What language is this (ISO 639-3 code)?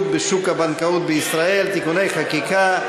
heb